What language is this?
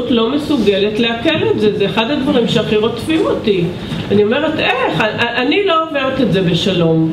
Hebrew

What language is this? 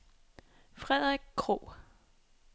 Danish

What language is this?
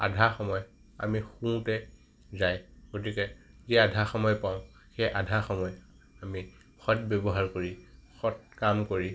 Assamese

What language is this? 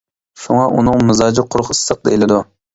Uyghur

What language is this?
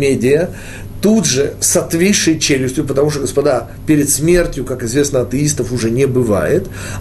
Russian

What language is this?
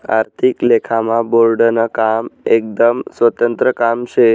Marathi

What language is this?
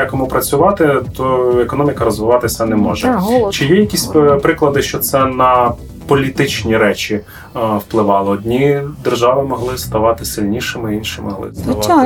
Ukrainian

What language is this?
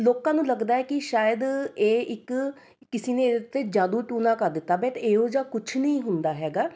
Punjabi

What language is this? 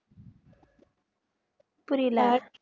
Tamil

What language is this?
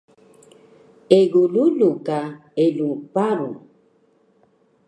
Taroko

